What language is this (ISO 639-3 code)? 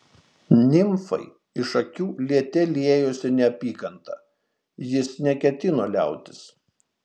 lit